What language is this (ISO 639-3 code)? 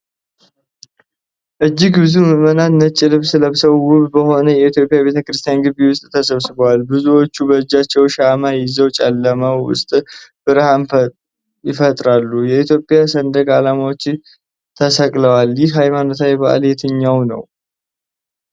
amh